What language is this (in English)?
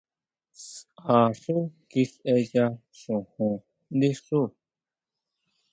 Huautla Mazatec